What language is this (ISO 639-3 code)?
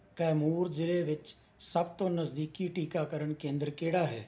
pan